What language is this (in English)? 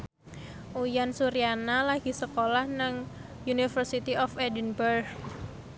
Javanese